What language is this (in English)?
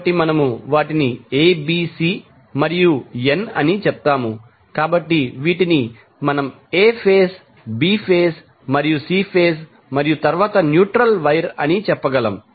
Telugu